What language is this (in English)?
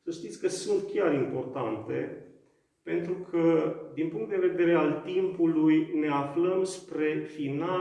Romanian